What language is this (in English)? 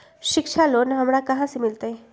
Magahi